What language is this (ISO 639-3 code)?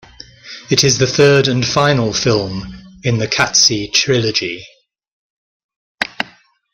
eng